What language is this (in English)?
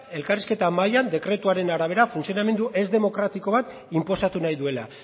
Basque